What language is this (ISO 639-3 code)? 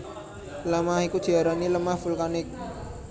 jav